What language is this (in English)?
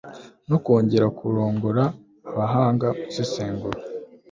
Kinyarwanda